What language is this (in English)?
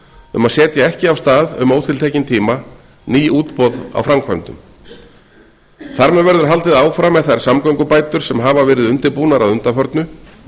Icelandic